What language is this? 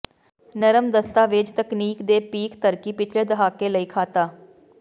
Punjabi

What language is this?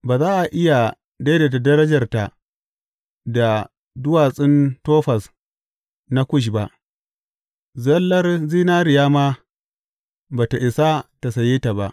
Hausa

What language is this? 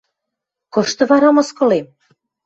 Western Mari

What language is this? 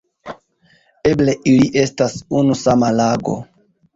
Esperanto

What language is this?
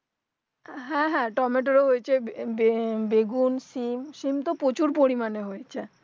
Bangla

